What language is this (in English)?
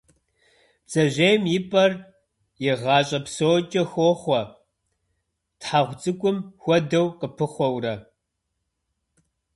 Kabardian